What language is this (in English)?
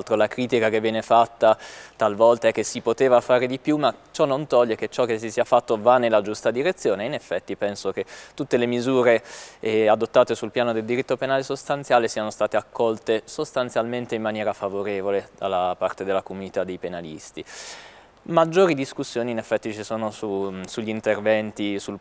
Italian